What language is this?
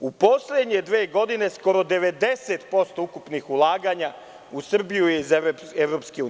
Serbian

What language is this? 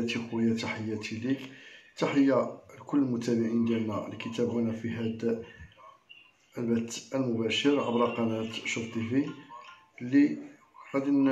Arabic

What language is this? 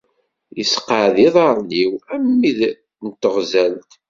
Kabyle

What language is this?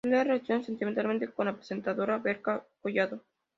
Spanish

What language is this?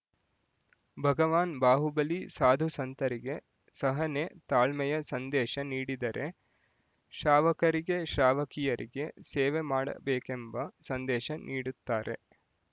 Kannada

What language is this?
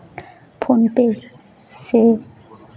Santali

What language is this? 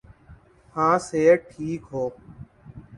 Urdu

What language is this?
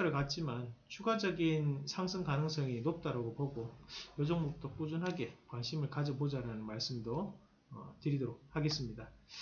Korean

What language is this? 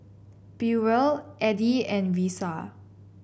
English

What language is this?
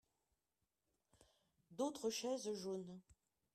French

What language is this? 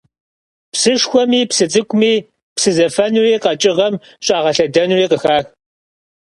Kabardian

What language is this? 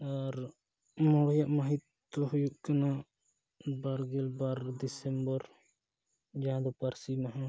Santali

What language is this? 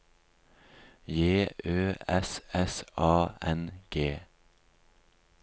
Norwegian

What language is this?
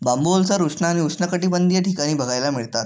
Marathi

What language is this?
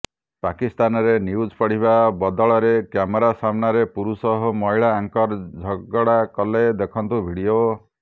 Odia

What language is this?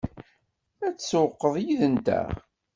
Kabyle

